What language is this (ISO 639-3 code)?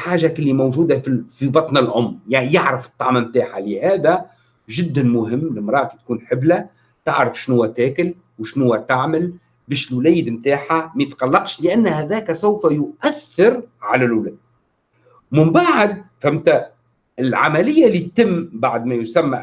ara